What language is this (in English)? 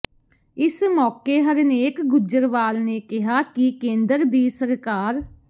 Punjabi